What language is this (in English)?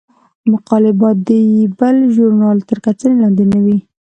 Pashto